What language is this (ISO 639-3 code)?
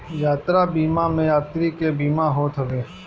bho